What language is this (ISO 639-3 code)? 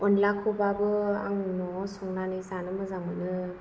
brx